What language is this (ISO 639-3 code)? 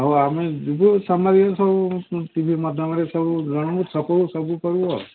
ori